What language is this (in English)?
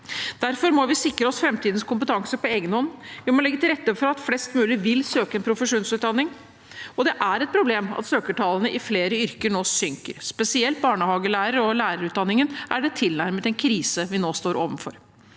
Norwegian